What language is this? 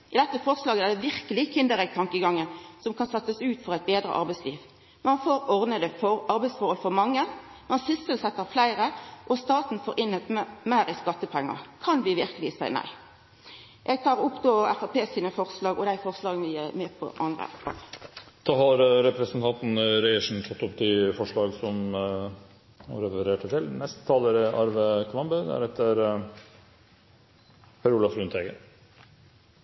Norwegian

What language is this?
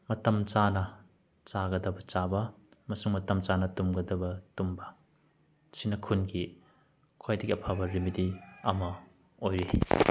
Manipuri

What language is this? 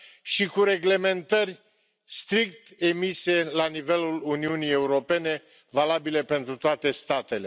Romanian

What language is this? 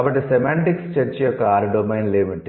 Telugu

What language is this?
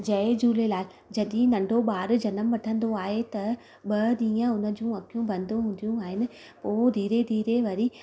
Sindhi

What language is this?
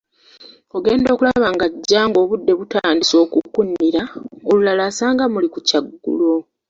Ganda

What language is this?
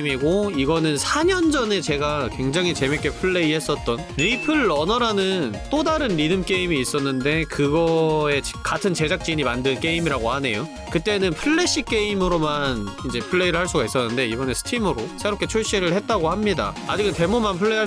Korean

